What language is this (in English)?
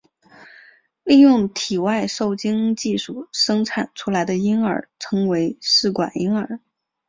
Chinese